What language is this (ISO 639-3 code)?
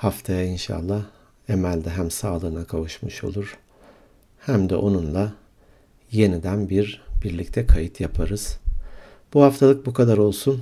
tur